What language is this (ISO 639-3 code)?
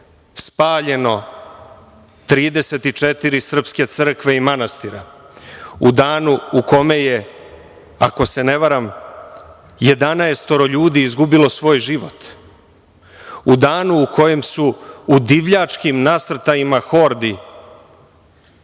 srp